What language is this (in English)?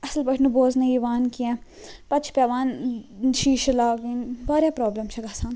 Kashmiri